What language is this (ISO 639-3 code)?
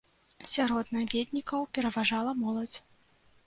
bel